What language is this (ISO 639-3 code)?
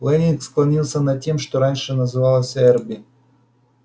rus